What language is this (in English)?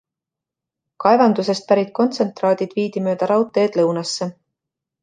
Estonian